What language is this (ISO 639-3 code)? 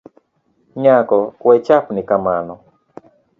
luo